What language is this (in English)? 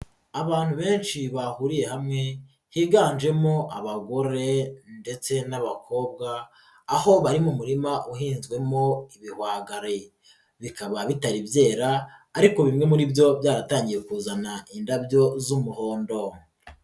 Kinyarwanda